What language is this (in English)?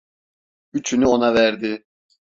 Turkish